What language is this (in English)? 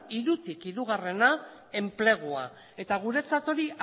Basque